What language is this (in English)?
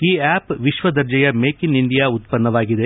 Kannada